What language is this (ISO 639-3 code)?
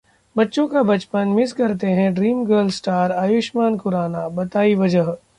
hin